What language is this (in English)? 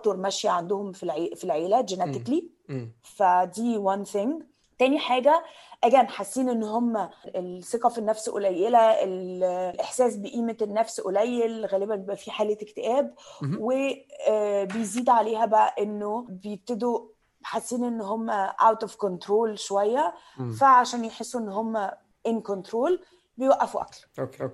Arabic